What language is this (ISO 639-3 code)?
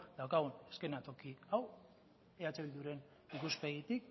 eus